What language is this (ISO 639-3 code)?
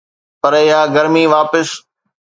snd